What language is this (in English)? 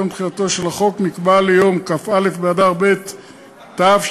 Hebrew